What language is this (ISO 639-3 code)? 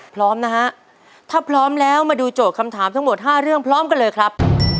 tha